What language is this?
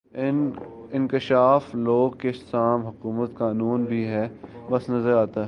Urdu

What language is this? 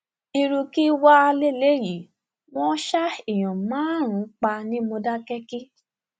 Yoruba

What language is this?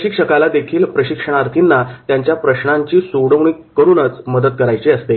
Marathi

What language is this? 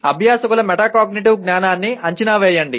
Telugu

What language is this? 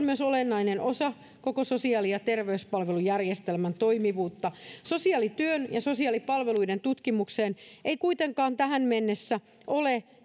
Finnish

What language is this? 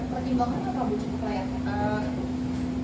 Indonesian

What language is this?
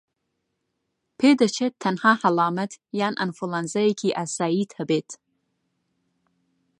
Central Kurdish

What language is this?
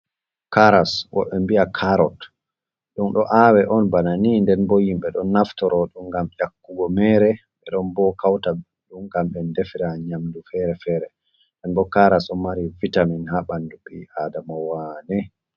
Fula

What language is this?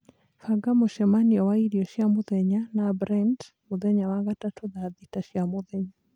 Kikuyu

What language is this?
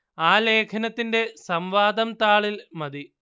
Malayalam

